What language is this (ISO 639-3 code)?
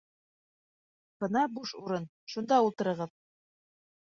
bak